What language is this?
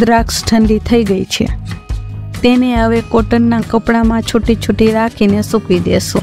Gujarati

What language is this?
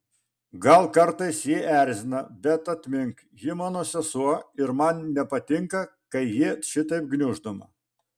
Lithuanian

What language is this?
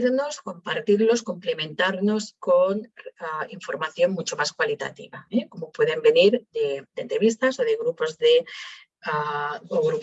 Spanish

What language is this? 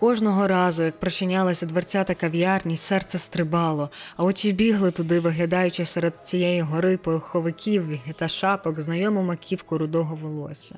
Ukrainian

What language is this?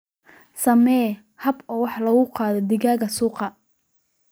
Somali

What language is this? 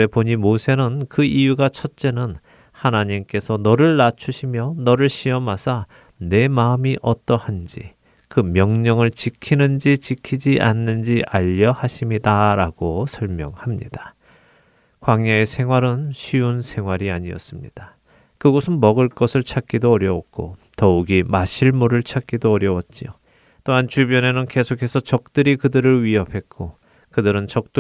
Korean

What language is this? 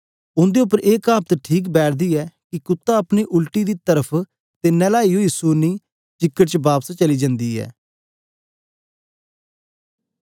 Dogri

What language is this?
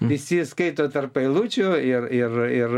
Lithuanian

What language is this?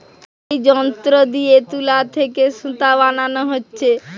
Bangla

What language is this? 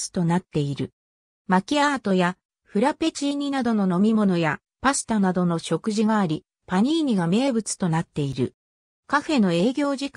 Japanese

